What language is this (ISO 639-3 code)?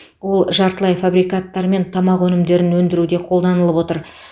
kaz